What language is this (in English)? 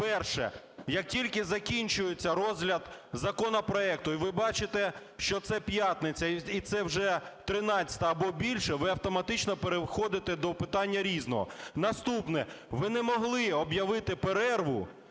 Ukrainian